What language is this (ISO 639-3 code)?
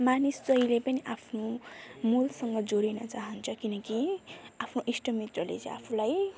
nep